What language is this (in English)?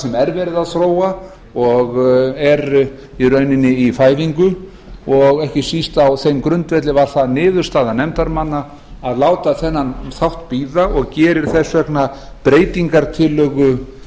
Icelandic